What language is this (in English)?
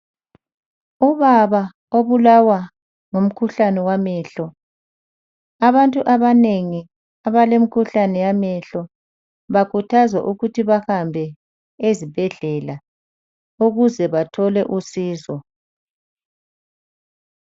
North Ndebele